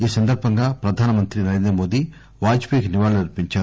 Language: Telugu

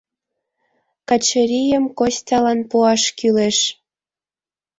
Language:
Mari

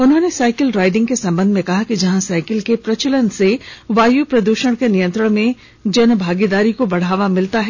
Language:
Hindi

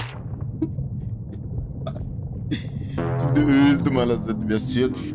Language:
Turkish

